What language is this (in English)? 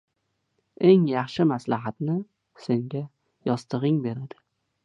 Uzbek